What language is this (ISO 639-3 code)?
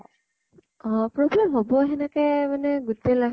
asm